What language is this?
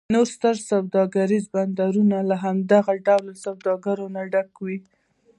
Pashto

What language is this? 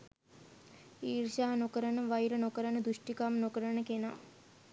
Sinhala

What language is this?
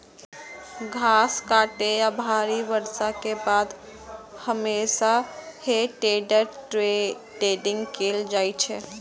Maithili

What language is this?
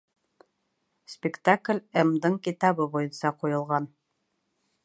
Bashkir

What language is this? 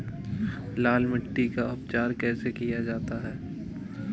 Hindi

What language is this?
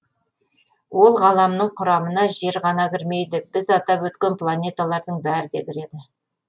Kazakh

